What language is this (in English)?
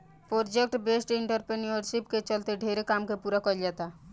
Bhojpuri